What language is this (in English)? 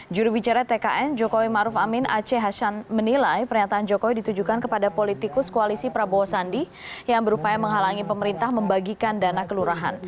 Indonesian